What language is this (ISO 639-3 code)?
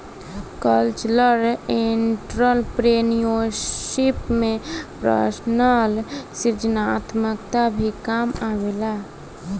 bho